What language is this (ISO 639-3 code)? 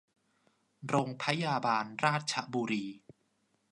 tha